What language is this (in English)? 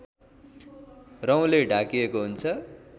Nepali